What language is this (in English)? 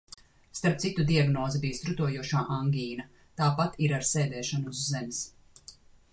Latvian